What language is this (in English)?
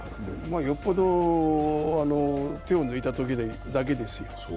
Japanese